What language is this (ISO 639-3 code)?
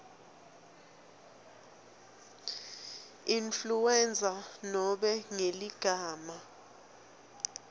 ssw